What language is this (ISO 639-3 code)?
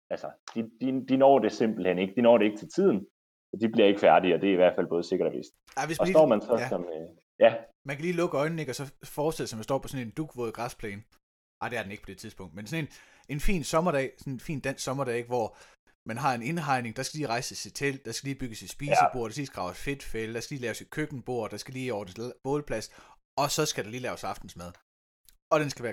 dan